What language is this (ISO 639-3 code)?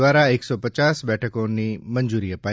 guj